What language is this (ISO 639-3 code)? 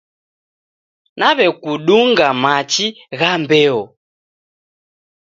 dav